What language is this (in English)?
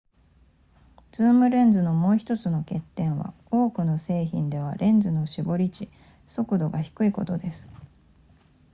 Japanese